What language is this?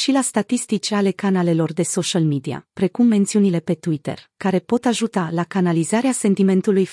Romanian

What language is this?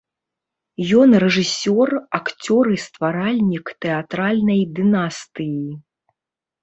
Belarusian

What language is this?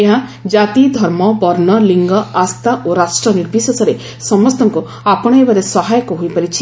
Odia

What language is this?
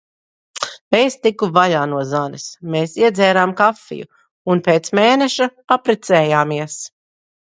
Latvian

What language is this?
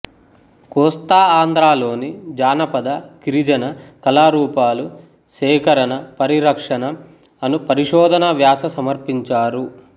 Telugu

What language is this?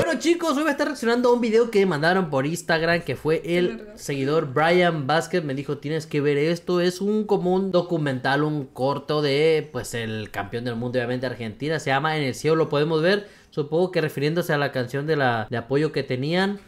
Spanish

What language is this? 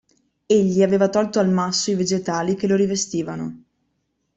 Italian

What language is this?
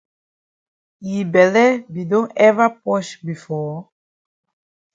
Cameroon Pidgin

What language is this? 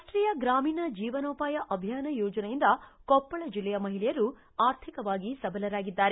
Kannada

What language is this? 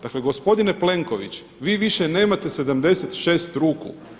Croatian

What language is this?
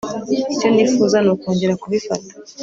Kinyarwanda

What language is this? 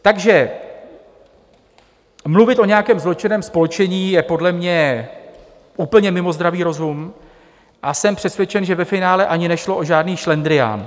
Czech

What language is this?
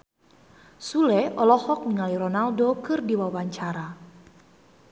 Sundanese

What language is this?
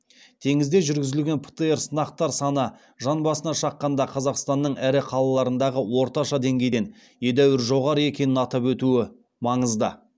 Kazakh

